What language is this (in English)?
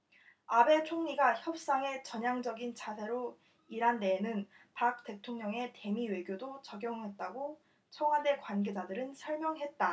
Korean